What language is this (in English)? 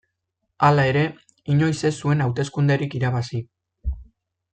Basque